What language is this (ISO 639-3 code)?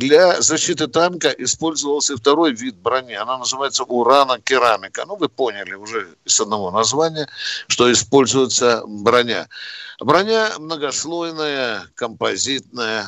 rus